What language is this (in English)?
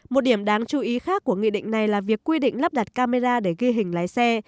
Vietnamese